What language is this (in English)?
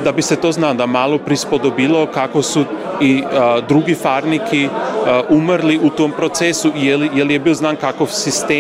Croatian